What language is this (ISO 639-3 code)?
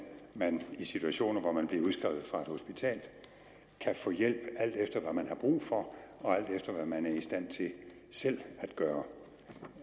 dan